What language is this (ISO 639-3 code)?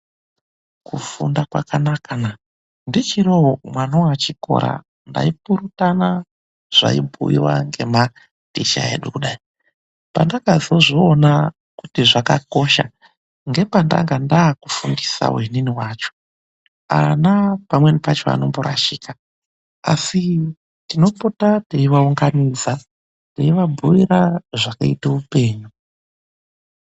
ndc